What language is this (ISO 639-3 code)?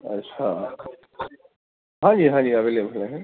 urd